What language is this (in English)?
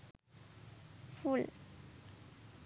Sinhala